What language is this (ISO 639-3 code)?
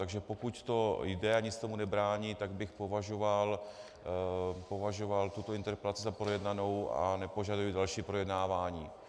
ces